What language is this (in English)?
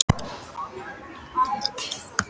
Icelandic